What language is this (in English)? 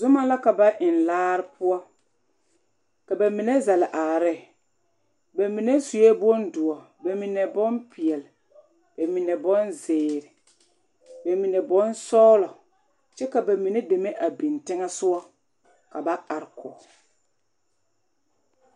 Southern Dagaare